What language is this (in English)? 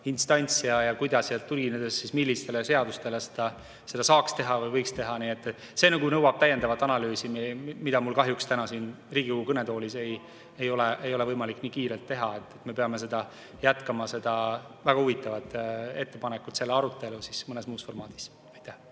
Estonian